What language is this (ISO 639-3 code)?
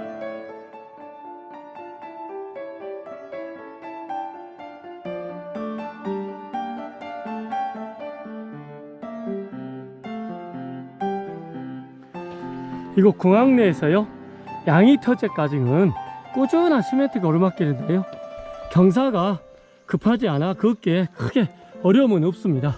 kor